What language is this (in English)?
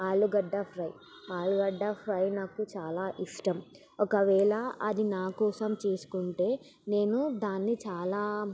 Telugu